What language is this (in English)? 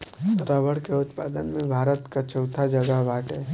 Bhojpuri